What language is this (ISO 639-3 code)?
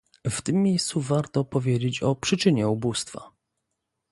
pol